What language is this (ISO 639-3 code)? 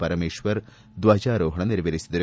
kan